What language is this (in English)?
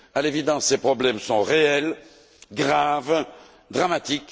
French